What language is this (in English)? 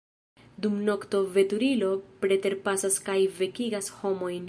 Esperanto